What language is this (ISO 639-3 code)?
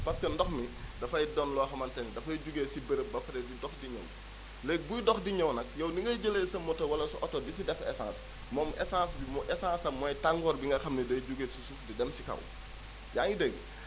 wol